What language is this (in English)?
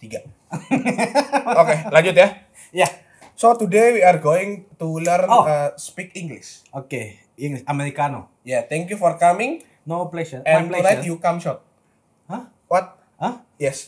Indonesian